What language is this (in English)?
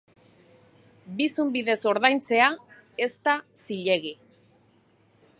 Basque